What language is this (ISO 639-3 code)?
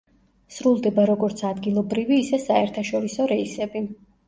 kat